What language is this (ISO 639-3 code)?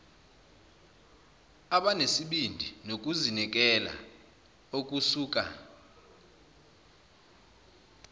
zul